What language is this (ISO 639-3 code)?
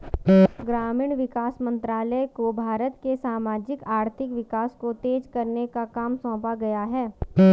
hin